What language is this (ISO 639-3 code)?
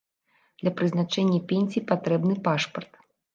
bel